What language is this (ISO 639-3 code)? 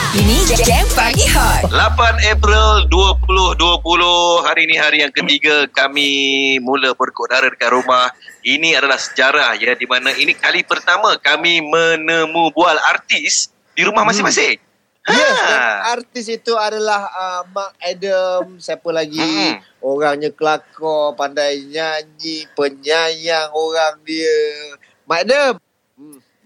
msa